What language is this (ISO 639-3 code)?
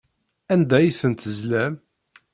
kab